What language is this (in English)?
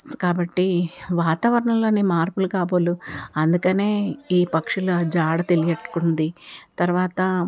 Telugu